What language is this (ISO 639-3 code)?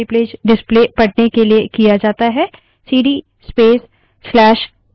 hin